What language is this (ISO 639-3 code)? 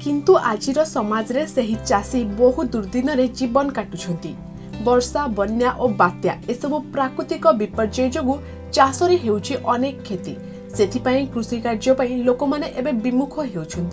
ben